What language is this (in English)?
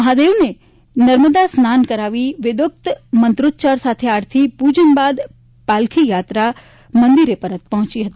Gujarati